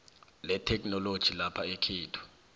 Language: South Ndebele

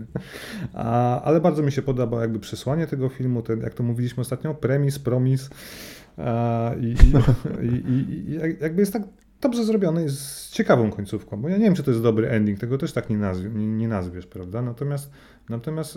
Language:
Polish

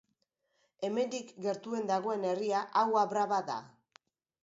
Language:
Basque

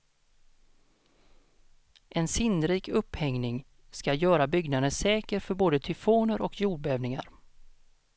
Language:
Swedish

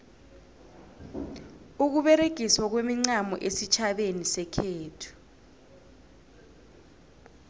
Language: South Ndebele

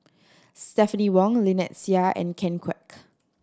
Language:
English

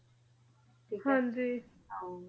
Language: Punjabi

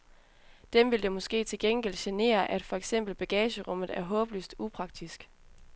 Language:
Danish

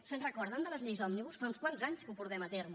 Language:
Catalan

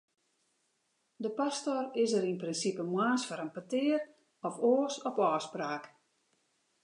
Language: Western Frisian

